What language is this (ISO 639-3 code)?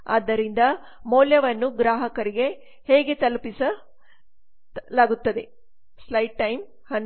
kan